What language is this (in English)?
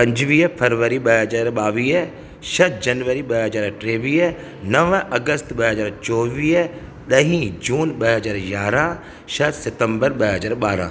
Sindhi